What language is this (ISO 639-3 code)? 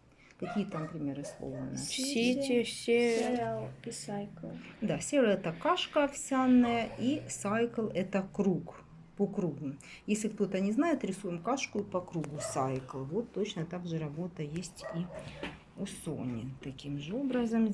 rus